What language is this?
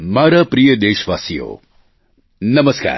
Gujarati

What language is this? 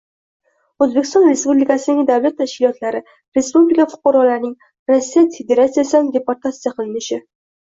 Uzbek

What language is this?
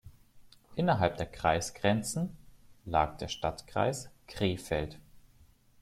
German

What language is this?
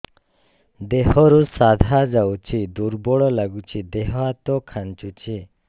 Odia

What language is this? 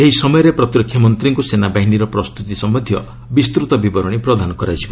Odia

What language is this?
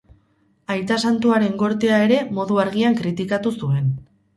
Basque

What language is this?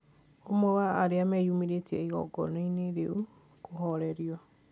Kikuyu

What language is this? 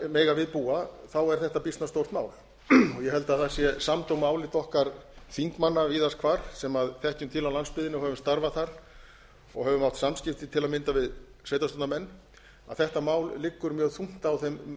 Icelandic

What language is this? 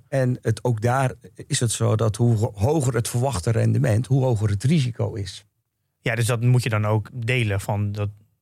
Dutch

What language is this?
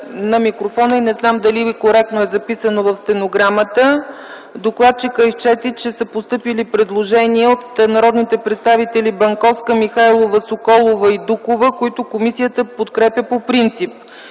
Bulgarian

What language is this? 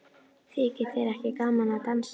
Icelandic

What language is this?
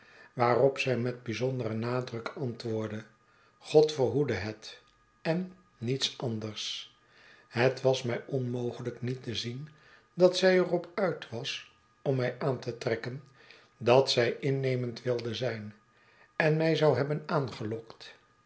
Dutch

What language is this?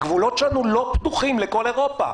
Hebrew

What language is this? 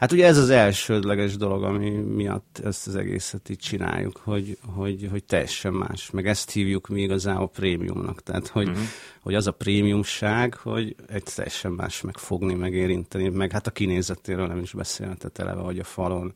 Hungarian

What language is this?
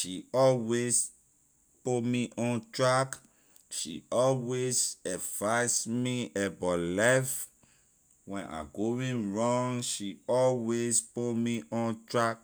Liberian English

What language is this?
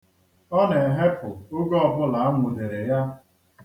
Igbo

